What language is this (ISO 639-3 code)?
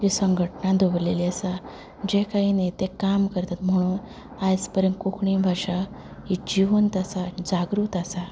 kok